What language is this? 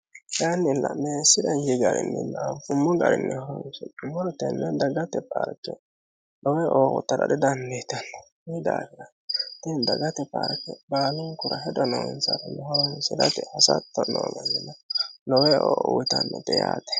Sidamo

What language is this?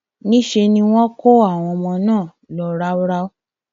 Yoruba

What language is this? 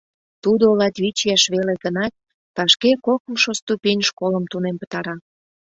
Mari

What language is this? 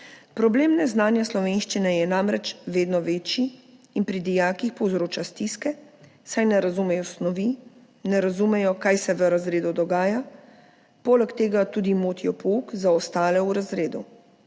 Slovenian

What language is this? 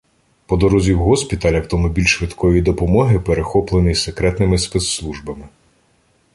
Ukrainian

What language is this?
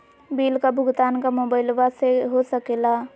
Magahi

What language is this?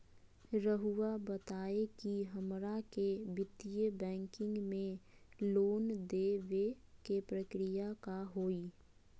Magahi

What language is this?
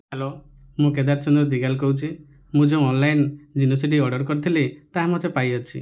Odia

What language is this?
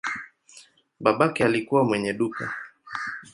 Swahili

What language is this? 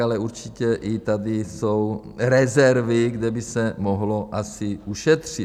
Czech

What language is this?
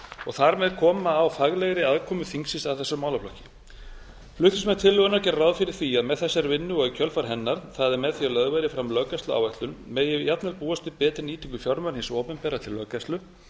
Icelandic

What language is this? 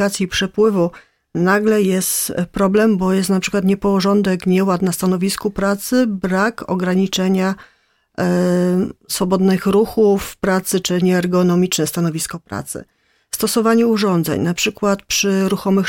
Polish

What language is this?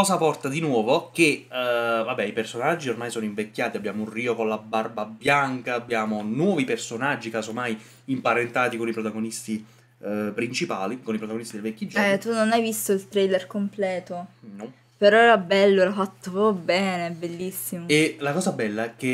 Italian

